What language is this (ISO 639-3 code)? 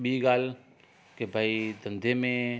snd